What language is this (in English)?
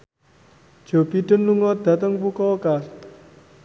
Javanese